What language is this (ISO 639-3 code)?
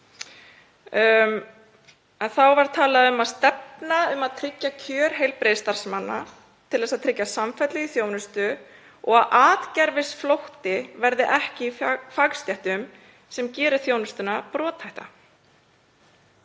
isl